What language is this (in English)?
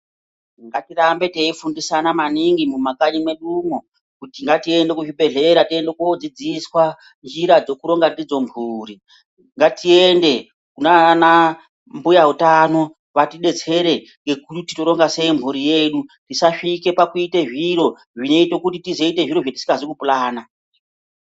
Ndau